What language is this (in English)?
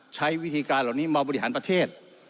Thai